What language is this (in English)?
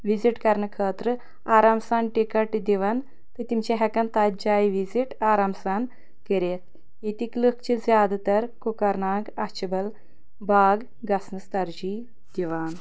Kashmiri